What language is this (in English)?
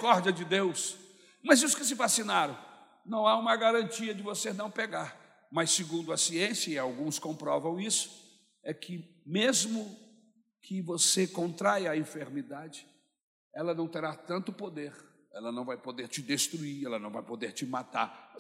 Portuguese